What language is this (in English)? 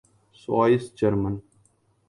Urdu